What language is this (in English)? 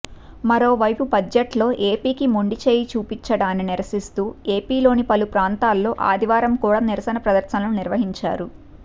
Telugu